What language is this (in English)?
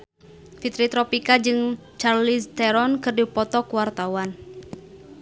Sundanese